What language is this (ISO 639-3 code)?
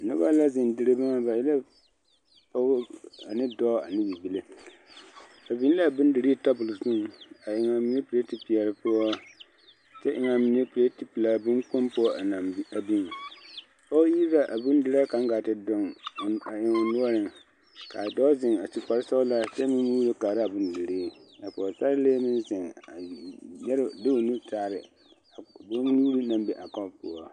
dga